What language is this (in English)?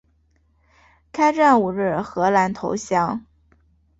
Chinese